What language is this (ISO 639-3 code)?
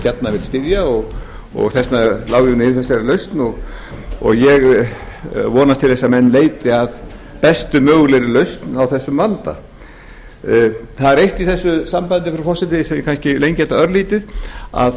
isl